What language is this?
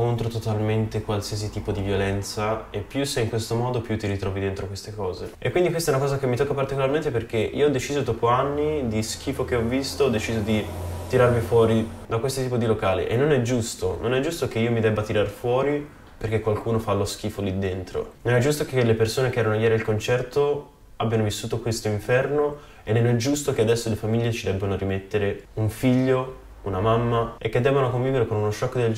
Italian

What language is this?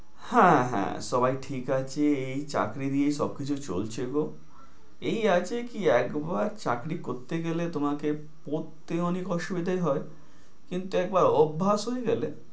Bangla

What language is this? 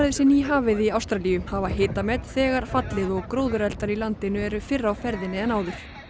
Icelandic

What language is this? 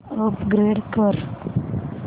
Marathi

